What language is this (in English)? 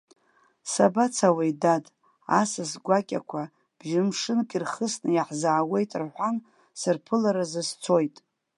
Abkhazian